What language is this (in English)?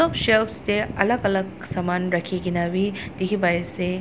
Naga Pidgin